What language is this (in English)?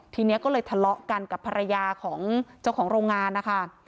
Thai